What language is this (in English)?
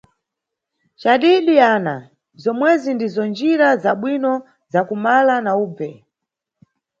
Nyungwe